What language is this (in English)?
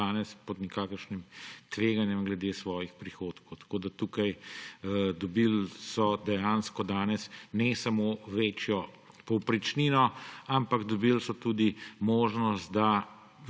Slovenian